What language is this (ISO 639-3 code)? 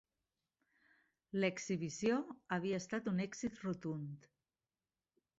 cat